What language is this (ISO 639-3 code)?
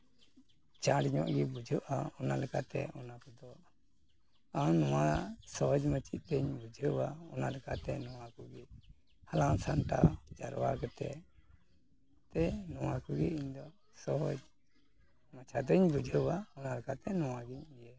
sat